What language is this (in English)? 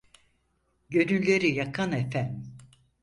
Turkish